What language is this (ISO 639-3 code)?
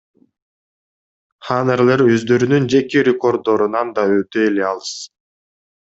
kir